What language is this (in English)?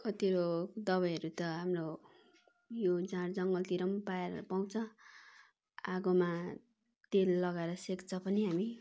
Nepali